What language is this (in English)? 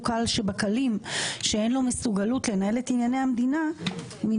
Hebrew